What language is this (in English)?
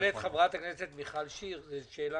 Hebrew